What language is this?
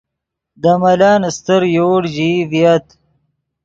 Yidgha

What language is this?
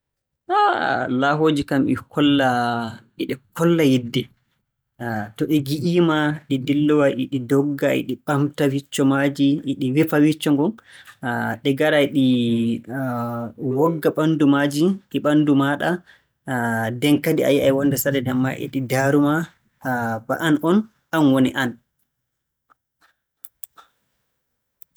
Borgu Fulfulde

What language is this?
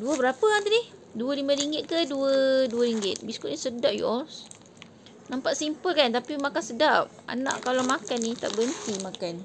Malay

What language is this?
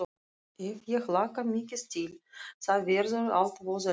Icelandic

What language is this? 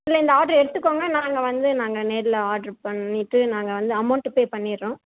Tamil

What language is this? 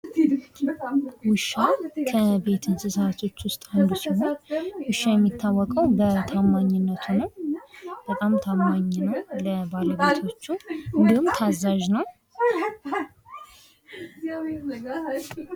Amharic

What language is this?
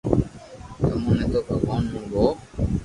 Loarki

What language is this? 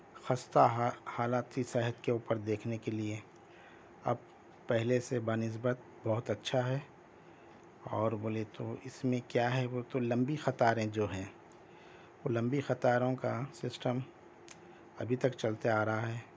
Urdu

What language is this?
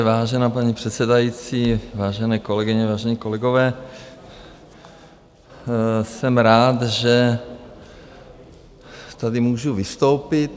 Czech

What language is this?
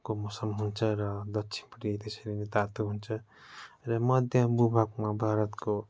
Nepali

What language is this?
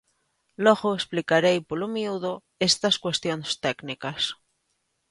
Galician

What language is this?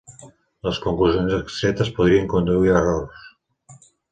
Catalan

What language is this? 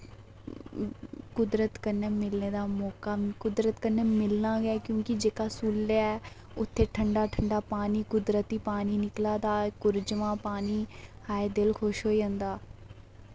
Dogri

